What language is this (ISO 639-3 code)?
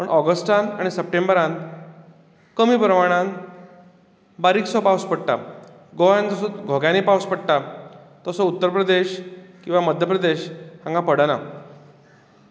kok